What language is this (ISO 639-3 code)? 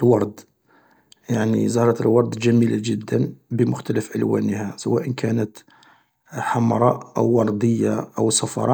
arq